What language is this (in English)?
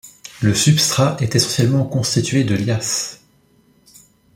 French